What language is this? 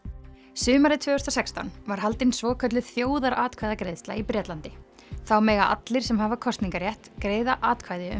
Icelandic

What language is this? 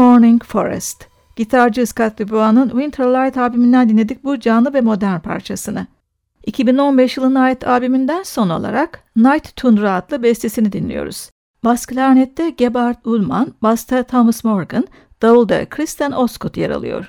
Turkish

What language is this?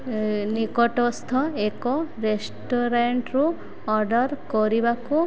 Odia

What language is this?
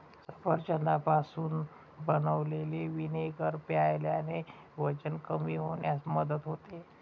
Marathi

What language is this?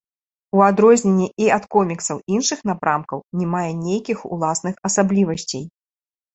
Belarusian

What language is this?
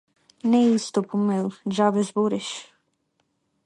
Macedonian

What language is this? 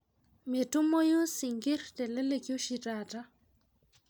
Masai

